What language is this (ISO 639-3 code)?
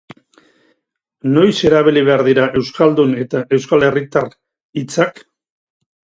eus